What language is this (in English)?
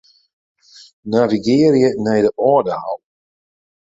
Western Frisian